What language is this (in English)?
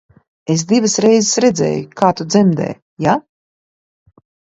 Latvian